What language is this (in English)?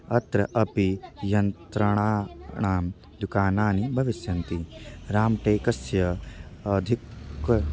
Sanskrit